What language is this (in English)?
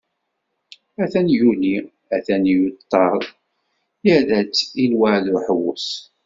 Kabyle